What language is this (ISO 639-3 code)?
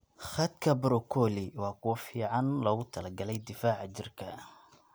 som